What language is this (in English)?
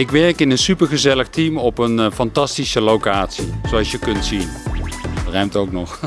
Dutch